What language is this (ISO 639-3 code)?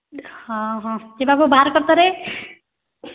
ori